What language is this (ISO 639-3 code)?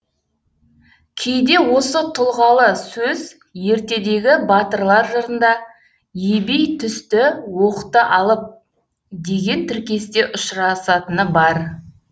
kaz